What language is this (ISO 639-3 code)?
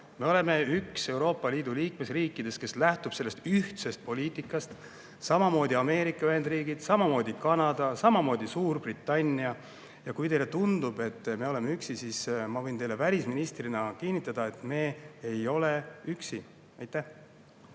est